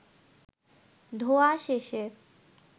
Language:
Bangla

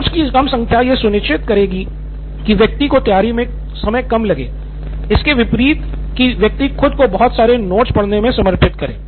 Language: Hindi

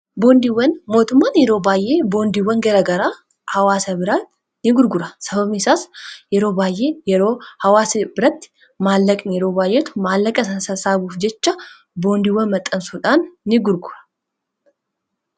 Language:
Oromo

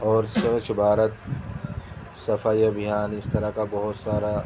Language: Urdu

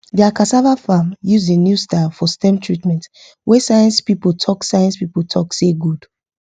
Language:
Nigerian Pidgin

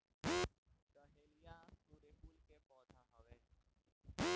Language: Bhojpuri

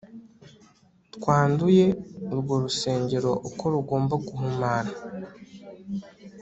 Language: Kinyarwanda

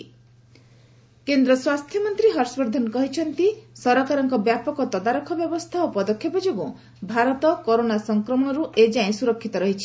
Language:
Odia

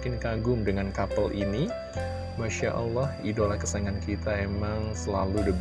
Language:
Indonesian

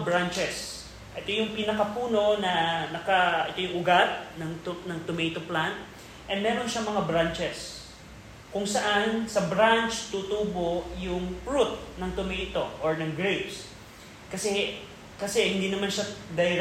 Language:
Filipino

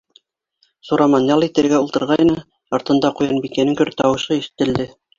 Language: Bashkir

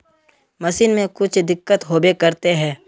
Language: Magahi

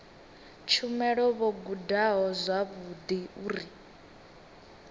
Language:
Venda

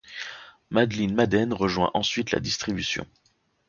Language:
French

